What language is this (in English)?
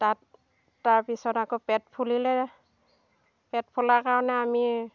Assamese